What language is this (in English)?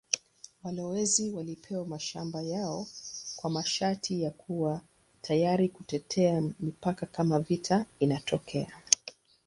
Swahili